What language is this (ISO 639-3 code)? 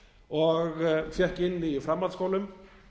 isl